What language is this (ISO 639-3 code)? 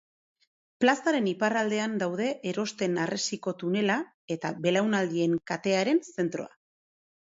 eus